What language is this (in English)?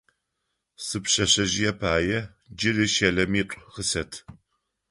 Adyghe